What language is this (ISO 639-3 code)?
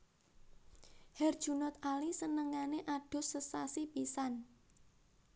jav